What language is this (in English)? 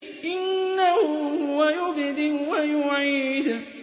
Arabic